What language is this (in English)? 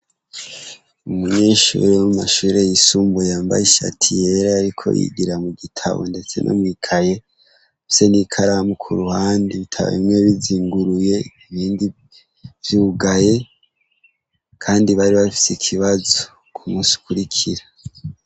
Rundi